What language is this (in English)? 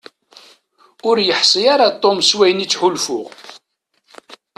Kabyle